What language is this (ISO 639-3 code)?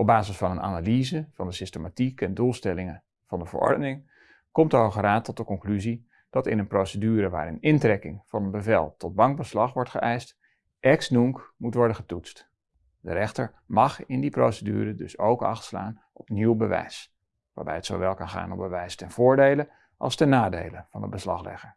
nld